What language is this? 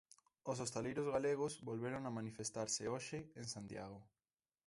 Galician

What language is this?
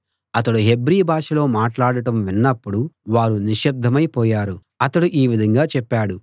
Telugu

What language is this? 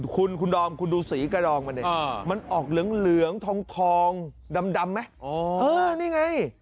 Thai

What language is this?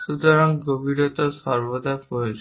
Bangla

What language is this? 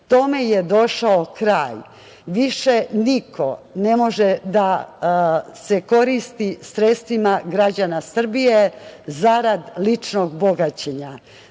Serbian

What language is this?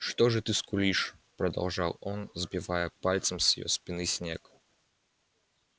Russian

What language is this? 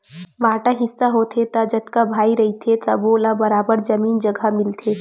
Chhattisgarhi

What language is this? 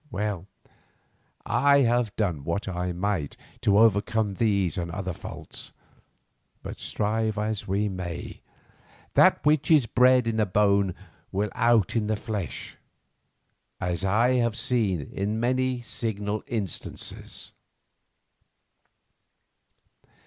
English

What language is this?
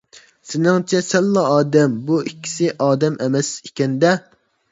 Uyghur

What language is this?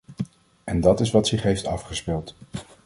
Dutch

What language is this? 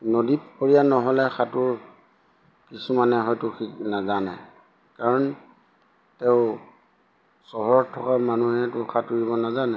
Assamese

